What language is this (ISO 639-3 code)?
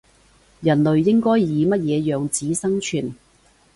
yue